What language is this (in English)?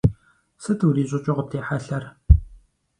Kabardian